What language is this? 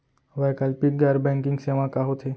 Chhattisgarhi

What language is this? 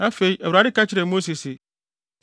Akan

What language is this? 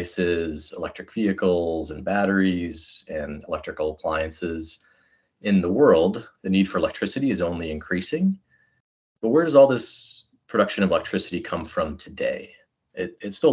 English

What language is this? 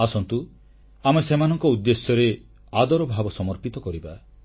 Odia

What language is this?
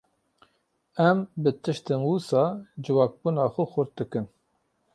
Kurdish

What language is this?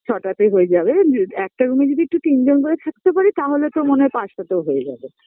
Bangla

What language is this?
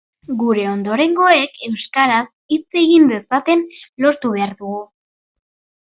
Basque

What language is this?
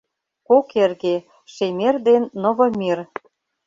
Mari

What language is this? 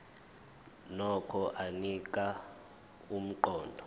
Zulu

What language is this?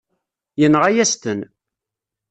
Kabyle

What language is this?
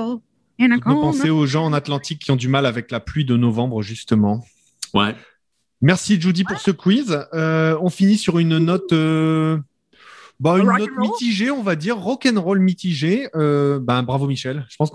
French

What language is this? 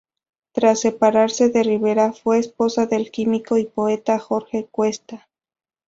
Spanish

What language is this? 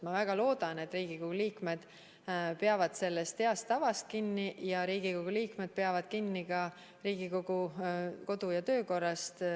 Estonian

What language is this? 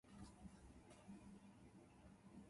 Japanese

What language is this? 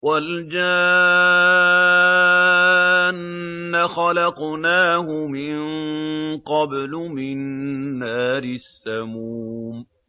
Arabic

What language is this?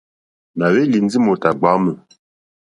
Mokpwe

